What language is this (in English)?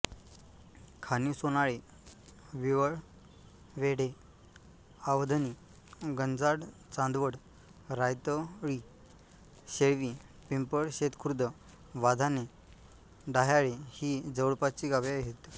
Marathi